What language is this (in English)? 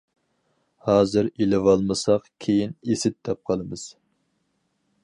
Uyghur